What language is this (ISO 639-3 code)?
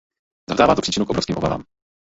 ces